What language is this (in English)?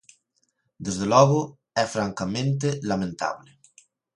Galician